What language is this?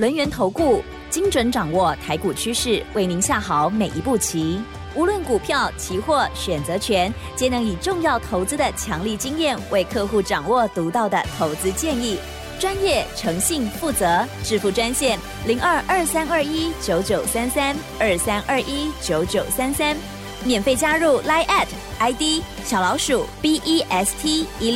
Chinese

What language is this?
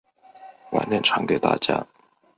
Chinese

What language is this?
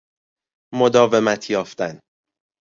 Persian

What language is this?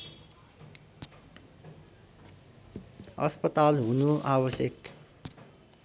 Nepali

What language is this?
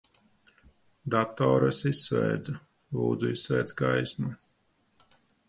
Latvian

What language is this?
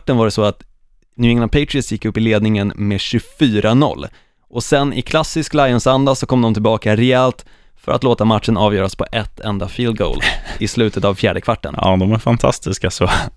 Swedish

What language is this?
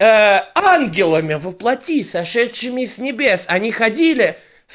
Russian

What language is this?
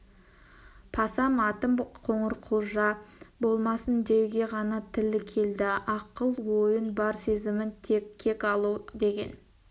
Kazakh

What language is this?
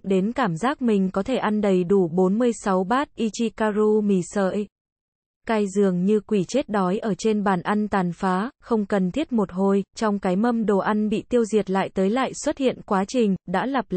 Vietnamese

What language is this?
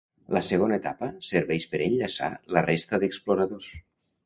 Catalan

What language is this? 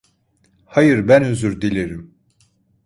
Turkish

